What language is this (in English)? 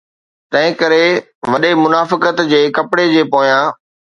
Sindhi